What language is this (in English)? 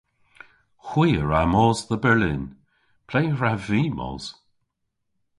Cornish